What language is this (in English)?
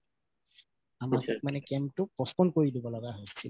Assamese